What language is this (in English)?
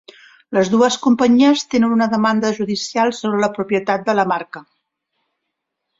Catalan